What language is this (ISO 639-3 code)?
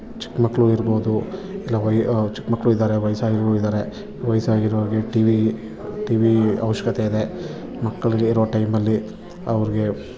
kan